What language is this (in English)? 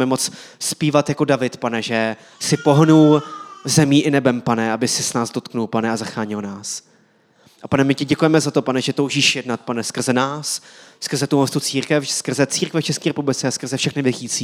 Czech